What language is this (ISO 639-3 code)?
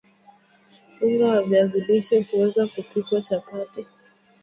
swa